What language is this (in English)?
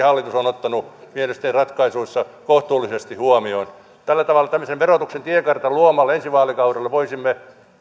Finnish